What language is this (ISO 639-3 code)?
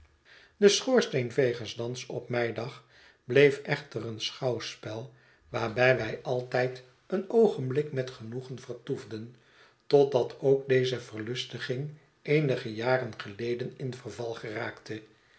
nld